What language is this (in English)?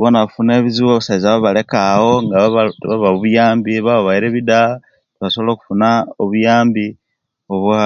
Kenyi